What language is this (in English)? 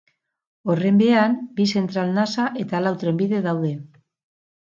Basque